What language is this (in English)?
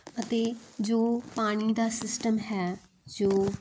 Punjabi